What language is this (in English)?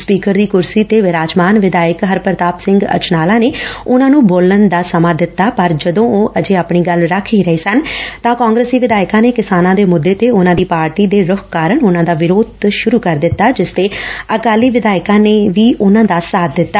Punjabi